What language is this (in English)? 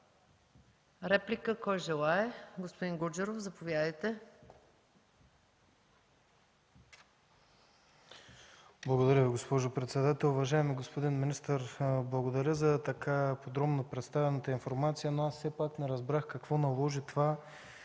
Bulgarian